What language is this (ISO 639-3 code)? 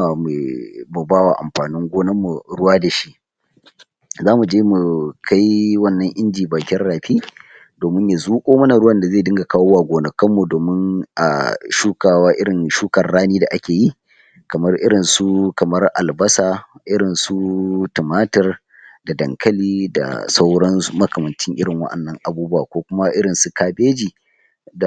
hau